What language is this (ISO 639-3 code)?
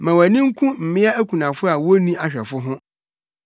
aka